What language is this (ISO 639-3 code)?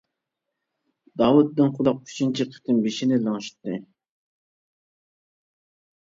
uig